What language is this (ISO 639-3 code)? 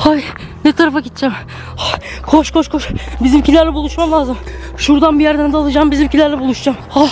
tur